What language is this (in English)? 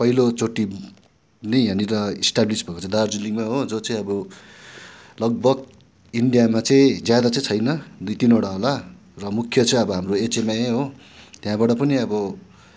Nepali